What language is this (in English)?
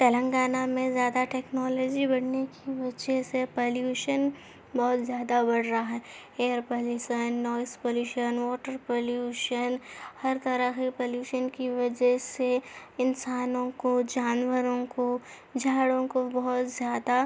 Urdu